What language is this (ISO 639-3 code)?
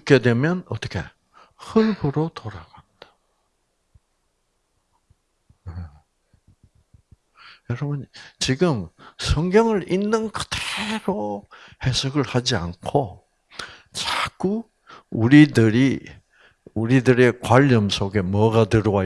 kor